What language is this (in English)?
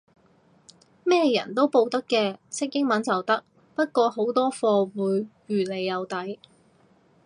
Cantonese